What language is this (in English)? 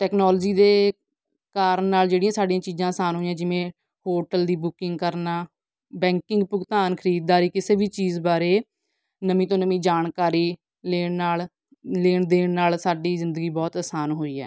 Punjabi